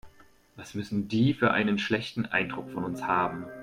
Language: German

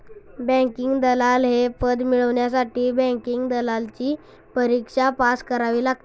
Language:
Marathi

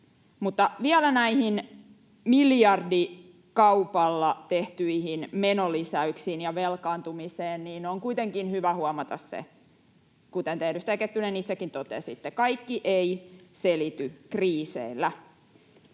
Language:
Finnish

